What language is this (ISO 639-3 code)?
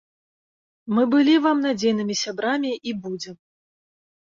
bel